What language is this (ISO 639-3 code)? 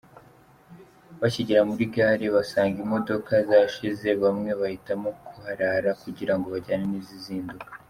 kin